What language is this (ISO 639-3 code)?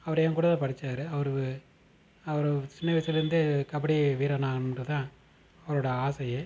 tam